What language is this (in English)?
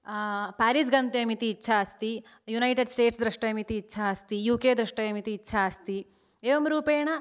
Sanskrit